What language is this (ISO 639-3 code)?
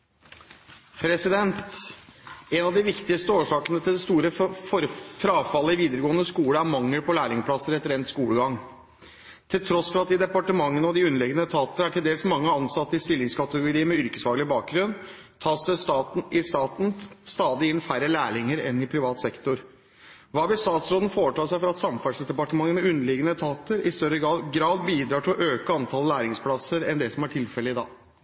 nob